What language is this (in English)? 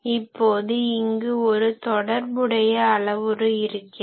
Tamil